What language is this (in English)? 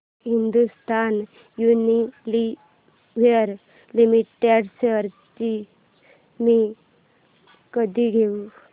Marathi